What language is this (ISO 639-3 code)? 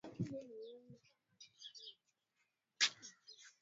swa